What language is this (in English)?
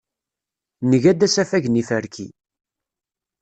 Kabyle